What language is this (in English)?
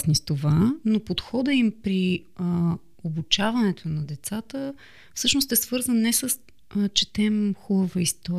Bulgarian